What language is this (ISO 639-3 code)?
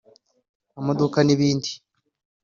kin